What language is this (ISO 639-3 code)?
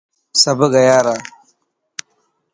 mki